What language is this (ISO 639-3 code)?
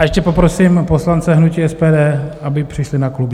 ces